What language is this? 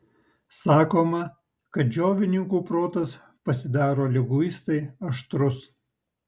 Lithuanian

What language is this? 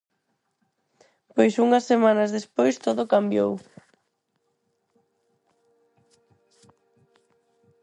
Galician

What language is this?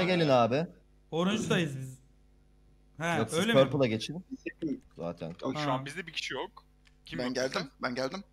Turkish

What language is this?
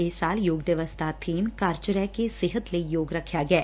Punjabi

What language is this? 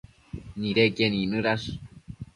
Matsés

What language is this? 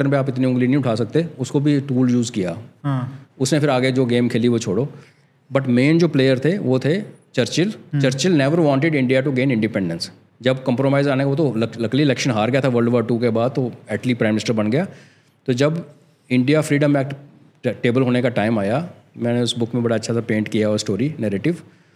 Hindi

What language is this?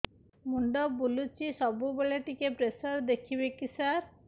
Odia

